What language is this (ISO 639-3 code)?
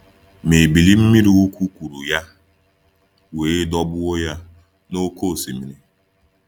ibo